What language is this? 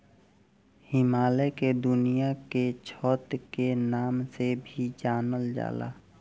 Bhojpuri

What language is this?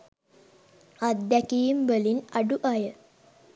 Sinhala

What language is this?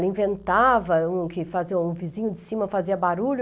Portuguese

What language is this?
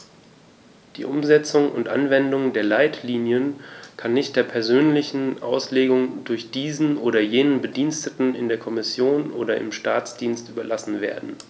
German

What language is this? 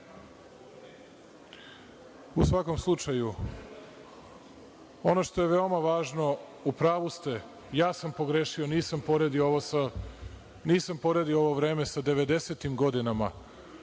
Serbian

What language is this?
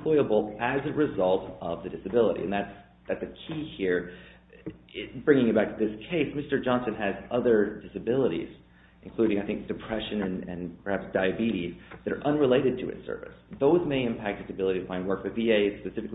English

